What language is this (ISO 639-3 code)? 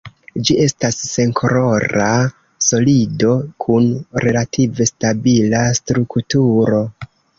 epo